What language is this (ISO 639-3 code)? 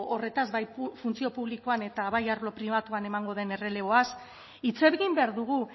eus